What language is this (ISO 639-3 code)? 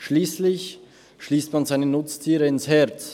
gsw